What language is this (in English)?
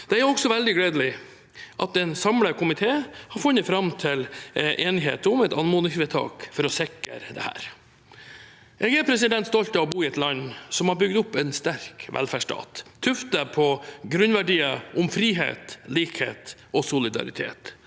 Norwegian